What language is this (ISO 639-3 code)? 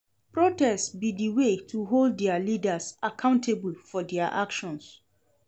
pcm